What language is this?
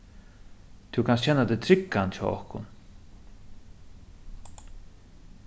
Faroese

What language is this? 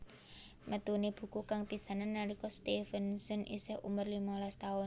Javanese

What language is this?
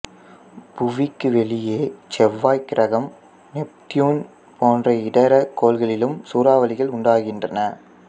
Tamil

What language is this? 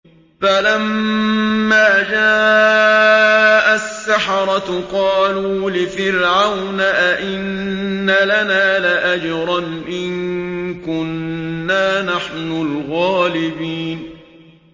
Arabic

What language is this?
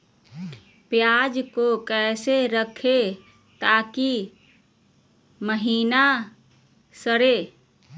Magahi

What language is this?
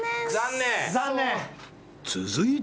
Japanese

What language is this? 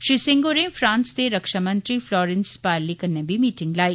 Dogri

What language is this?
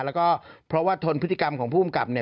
Thai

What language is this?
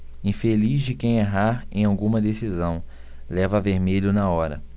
Portuguese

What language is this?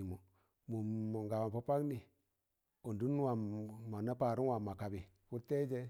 Tangale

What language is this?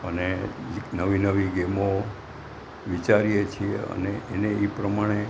Gujarati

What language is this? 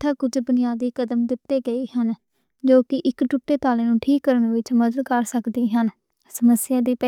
Western Panjabi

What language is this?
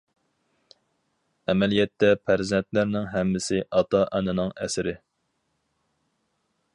Uyghur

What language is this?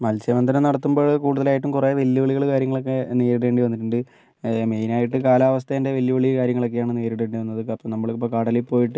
Malayalam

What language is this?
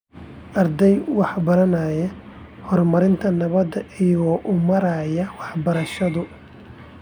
Somali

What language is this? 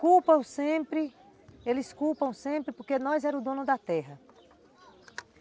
Portuguese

